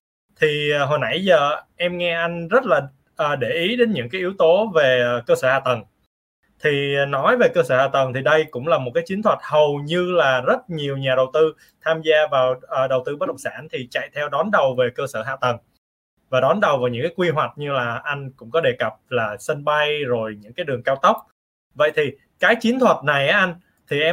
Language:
Vietnamese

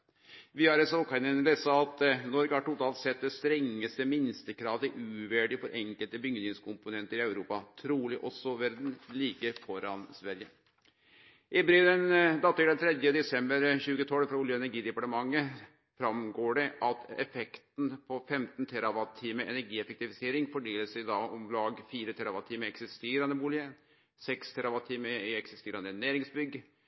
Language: Norwegian Nynorsk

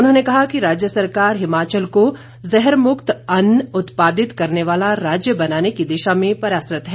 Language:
Hindi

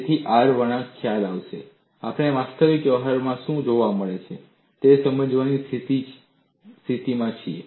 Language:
Gujarati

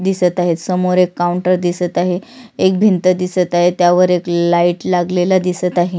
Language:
Marathi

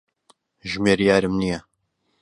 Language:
Central Kurdish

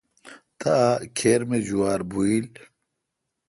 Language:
Kalkoti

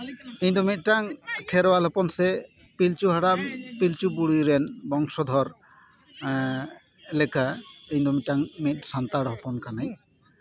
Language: Santali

